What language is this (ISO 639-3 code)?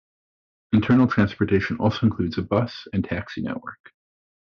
eng